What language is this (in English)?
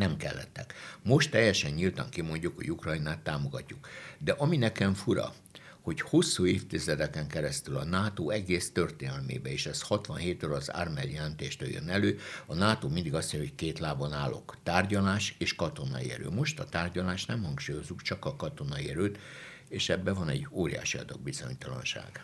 Hungarian